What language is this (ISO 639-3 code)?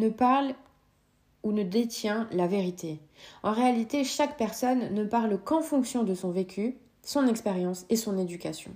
fra